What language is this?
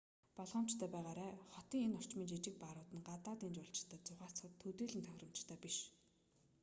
Mongolian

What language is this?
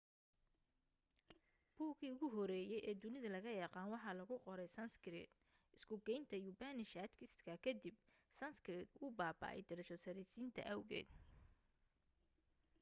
Somali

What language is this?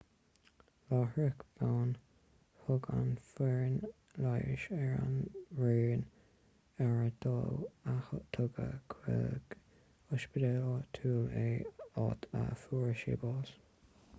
Irish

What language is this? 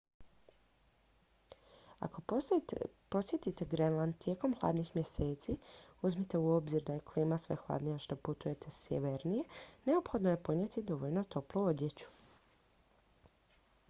Croatian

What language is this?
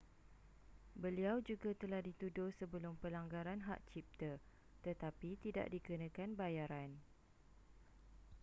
Malay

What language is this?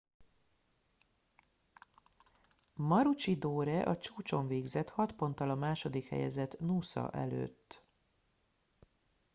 Hungarian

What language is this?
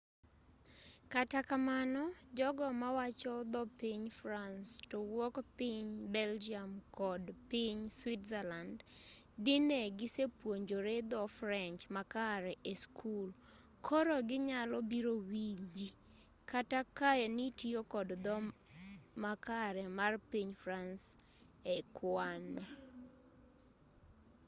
Luo (Kenya and Tanzania)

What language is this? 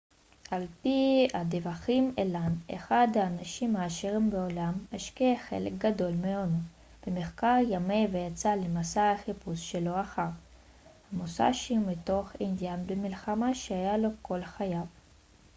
Hebrew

